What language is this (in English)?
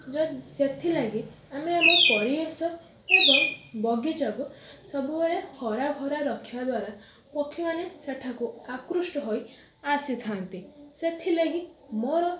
Odia